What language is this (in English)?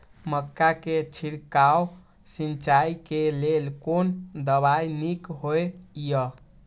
Maithili